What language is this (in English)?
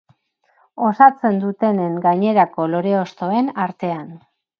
Basque